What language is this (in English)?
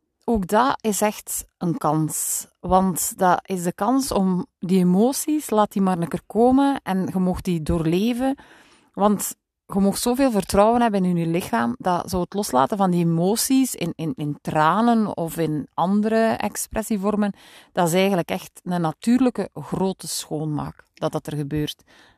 Dutch